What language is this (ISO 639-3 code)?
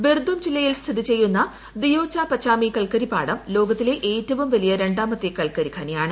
mal